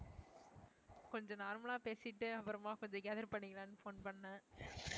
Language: Tamil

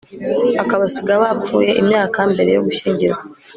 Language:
Kinyarwanda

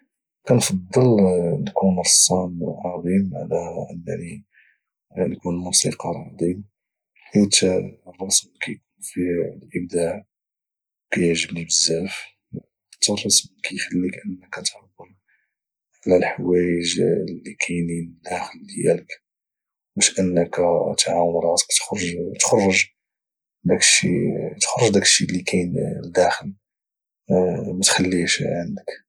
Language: Moroccan Arabic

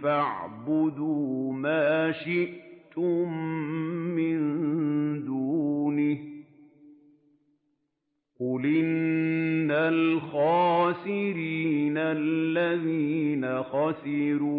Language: Arabic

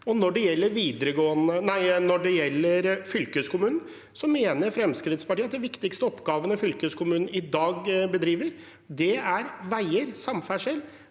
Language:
Norwegian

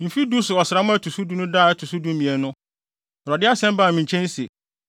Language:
Akan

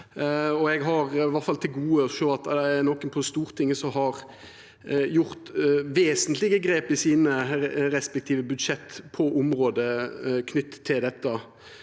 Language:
Norwegian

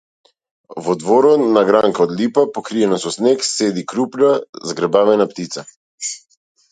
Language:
Macedonian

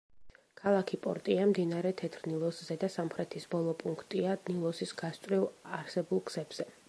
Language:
Georgian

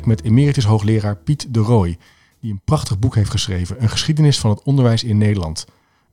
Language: Dutch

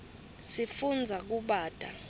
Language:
Swati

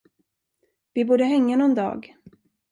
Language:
Swedish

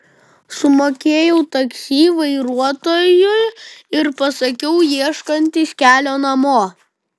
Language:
Lithuanian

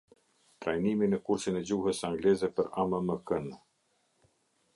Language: Albanian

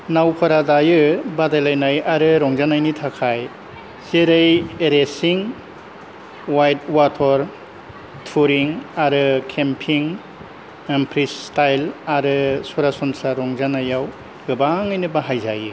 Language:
Bodo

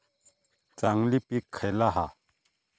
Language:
Marathi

